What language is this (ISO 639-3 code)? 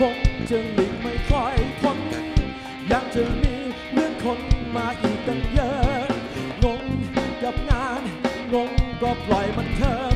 tha